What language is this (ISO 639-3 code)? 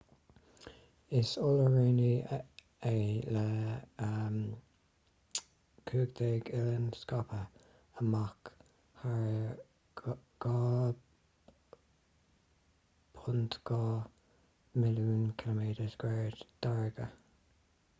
gle